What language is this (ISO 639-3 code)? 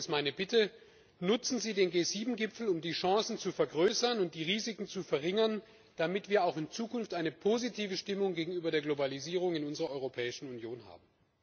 deu